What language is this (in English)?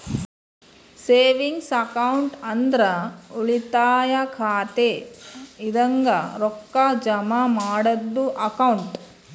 Kannada